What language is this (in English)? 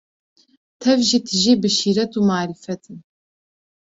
Kurdish